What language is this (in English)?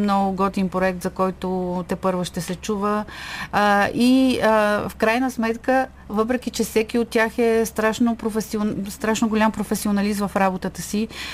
Bulgarian